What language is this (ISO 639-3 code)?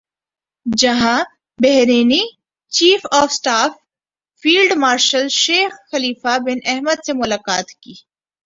urd